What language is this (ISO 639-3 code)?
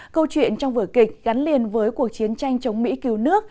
vie